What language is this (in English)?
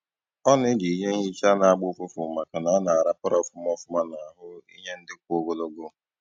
Igbo